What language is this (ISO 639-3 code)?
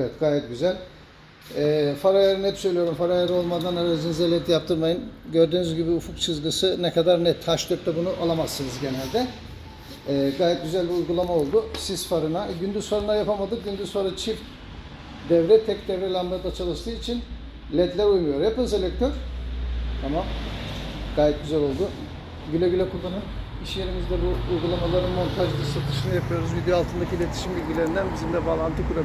tur